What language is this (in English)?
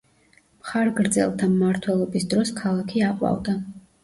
Georgian